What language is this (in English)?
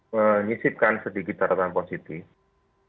Indonesian